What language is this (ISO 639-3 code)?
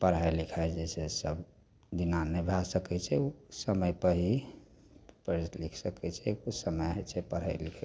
mai